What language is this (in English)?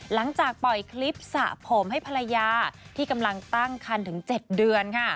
Thai